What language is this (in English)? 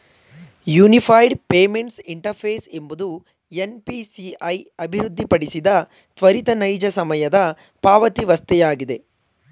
Kannada